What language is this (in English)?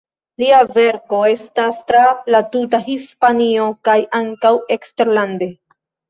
Esperanto